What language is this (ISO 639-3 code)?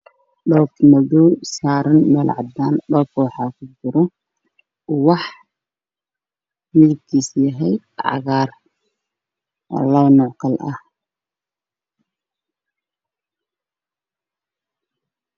som